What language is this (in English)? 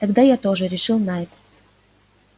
Russian